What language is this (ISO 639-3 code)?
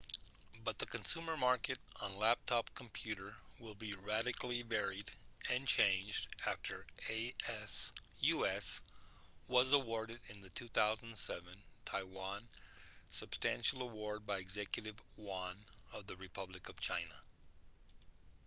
eng